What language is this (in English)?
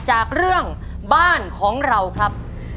Thai